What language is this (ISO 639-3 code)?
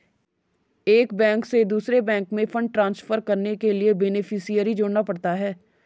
hin